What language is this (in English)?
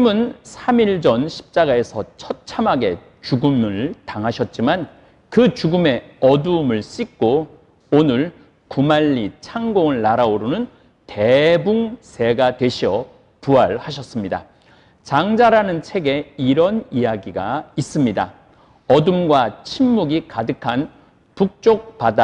Korean